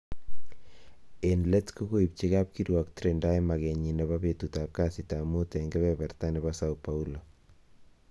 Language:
Kalenjin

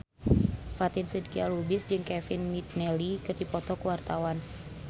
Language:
Sundanese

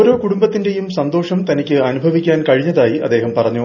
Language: Malayalam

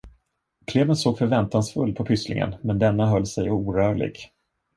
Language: Swedish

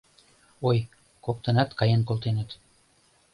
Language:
Mari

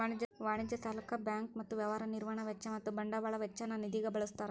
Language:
Kannada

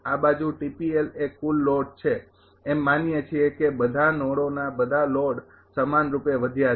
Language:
Gujarati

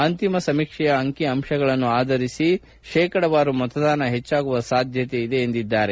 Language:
Kannada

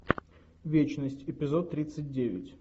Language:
Russian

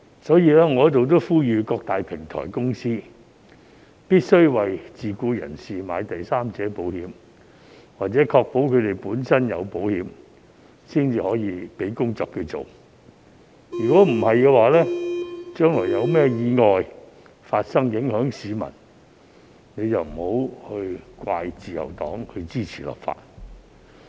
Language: Cantonese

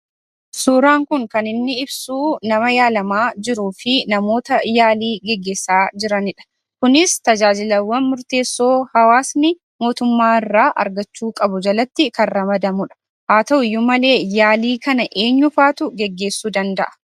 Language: Oromo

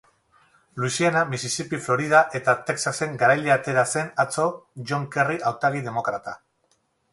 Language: Basque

